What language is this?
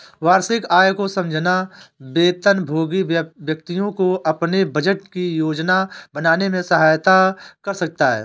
Hindi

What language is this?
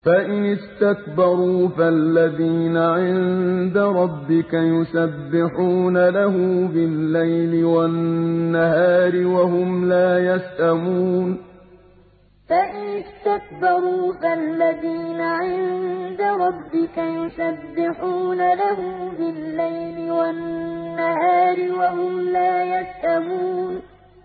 Arabic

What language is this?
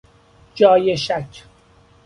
Persian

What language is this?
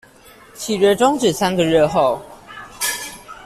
Chinese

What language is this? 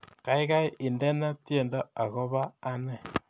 Kalenjin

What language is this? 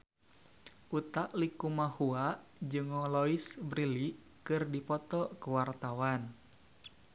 Sundanese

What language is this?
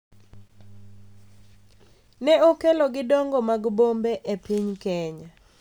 Luo (Kenya and Tanzania)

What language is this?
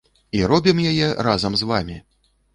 Belarusian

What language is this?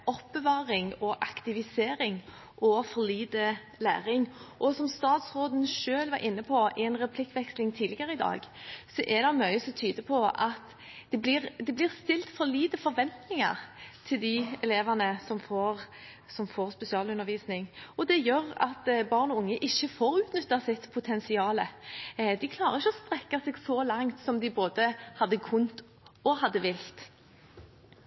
Norwegian Bokmål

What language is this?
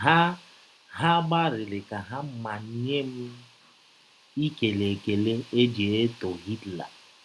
Igbo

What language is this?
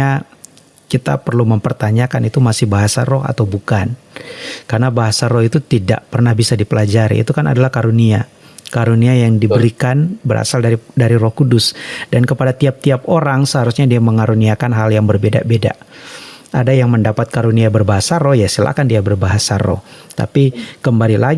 Indonesian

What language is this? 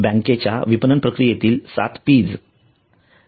Marathi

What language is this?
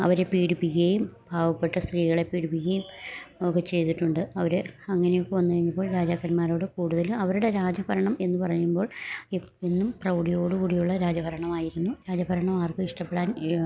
Malayalam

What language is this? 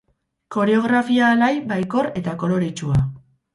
Basque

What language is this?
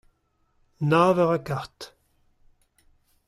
Breton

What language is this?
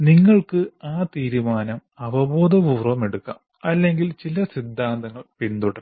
Malayalam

